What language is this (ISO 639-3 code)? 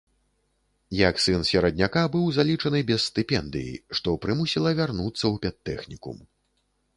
bel